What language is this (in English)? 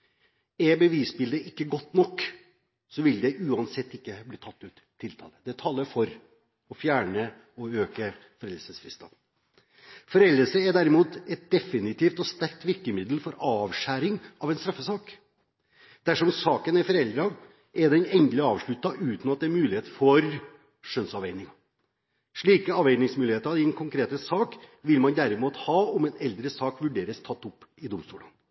Norwegian Bokmål